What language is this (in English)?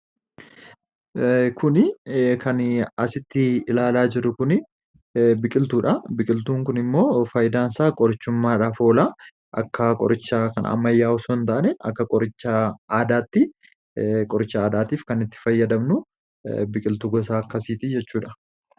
Oromo